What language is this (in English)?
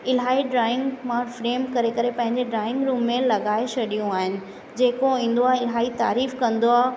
Sindhi